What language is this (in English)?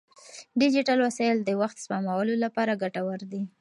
Pashto